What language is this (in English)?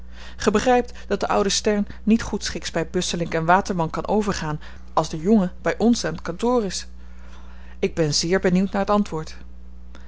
Dutch